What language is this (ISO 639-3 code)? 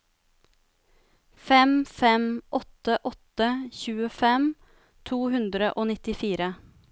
nor